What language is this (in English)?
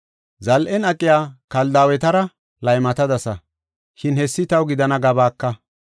Gofa